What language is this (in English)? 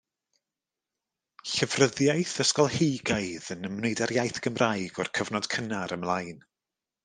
Welsh